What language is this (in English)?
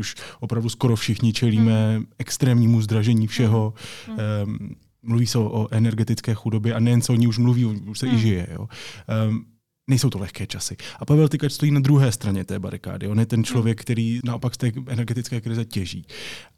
Czech